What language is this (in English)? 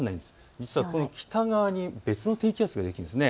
Japanese